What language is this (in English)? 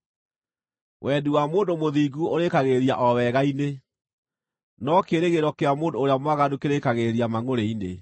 Kikuyu